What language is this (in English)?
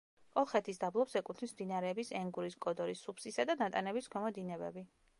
Georgian